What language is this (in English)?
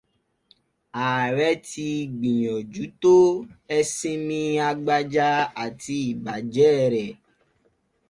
Yoruba